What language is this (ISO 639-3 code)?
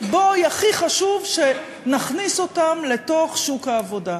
heb